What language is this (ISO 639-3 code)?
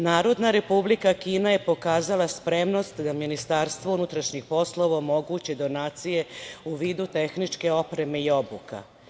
srp